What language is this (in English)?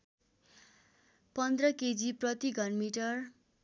Nepali